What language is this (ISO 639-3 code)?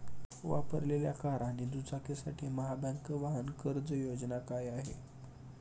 mar